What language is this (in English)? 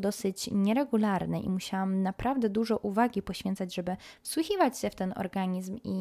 Polish